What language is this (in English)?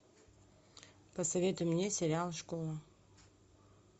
Russian